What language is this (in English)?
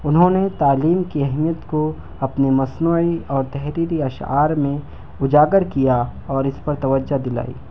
Urdu